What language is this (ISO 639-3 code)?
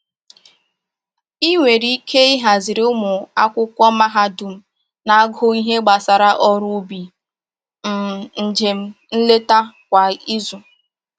ibo